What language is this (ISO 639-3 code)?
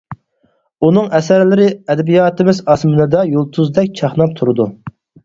uig